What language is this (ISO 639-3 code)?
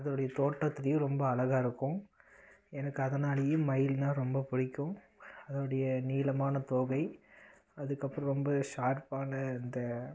tam